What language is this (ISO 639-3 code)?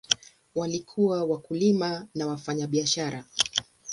swa